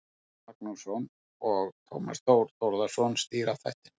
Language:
Icelandic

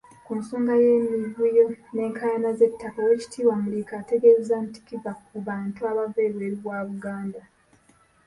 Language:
Ganda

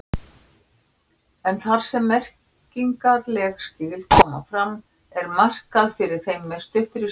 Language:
Icelandic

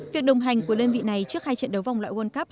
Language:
Vietnamese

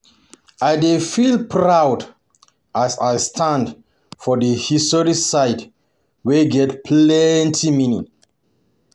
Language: Nigerian Pidgin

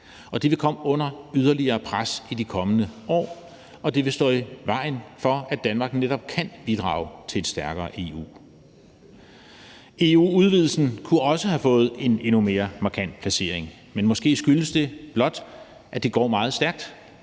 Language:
Danish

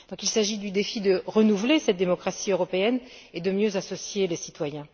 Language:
French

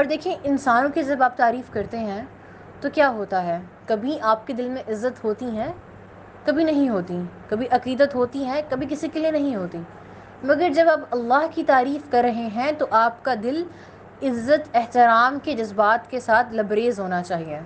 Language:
Urdu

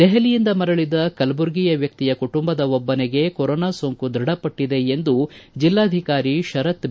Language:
Kannada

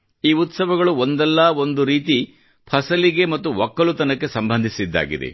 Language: Kannada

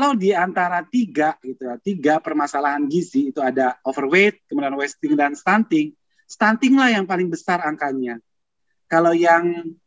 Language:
Indonesian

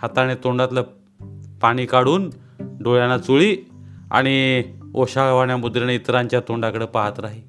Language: Marathi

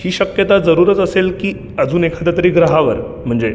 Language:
Marathi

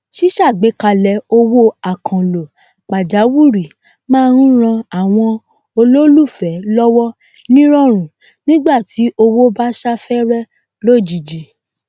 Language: Yoruba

